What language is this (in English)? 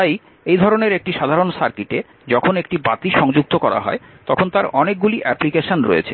Bangla